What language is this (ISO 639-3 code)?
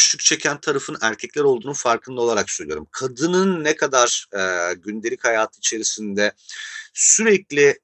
tur